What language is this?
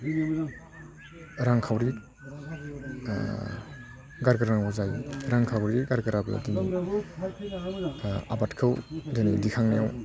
Bodo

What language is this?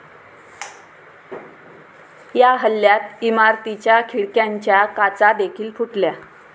Marathi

